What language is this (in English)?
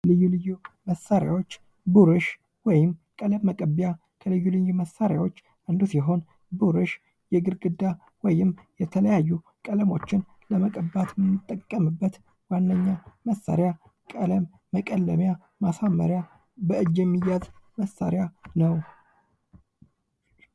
Amharic